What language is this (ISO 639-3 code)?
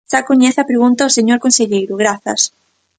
glg